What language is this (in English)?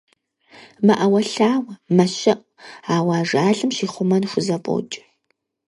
Kabardian